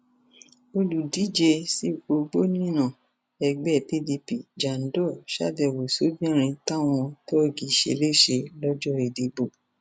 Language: Yoruba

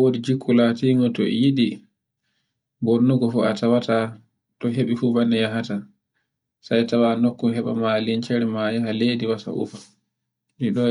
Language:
Borgu Fulfulde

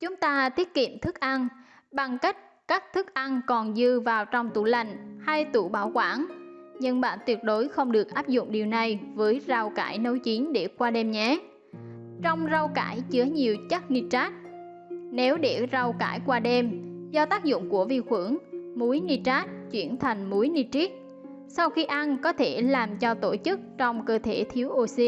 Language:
Vietnamese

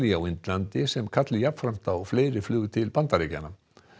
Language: Icelandic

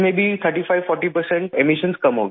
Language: Urdu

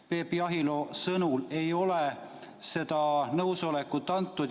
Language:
Estonian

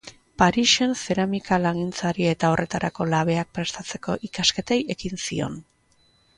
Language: Basque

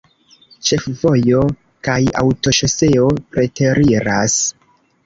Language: Esperanto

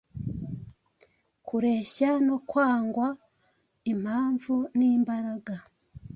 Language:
Kinyarwanda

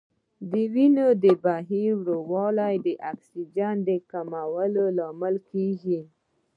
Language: Pashto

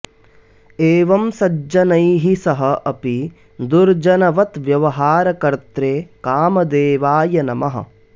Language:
Sanskrit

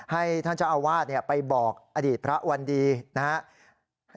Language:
Thai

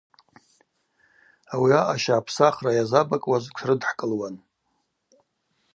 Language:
Abaza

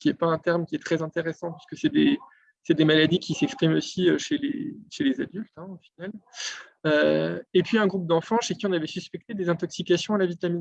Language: French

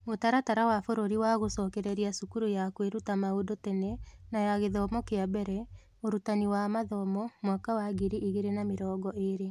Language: Kikuyu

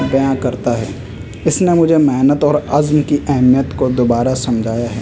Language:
Urdu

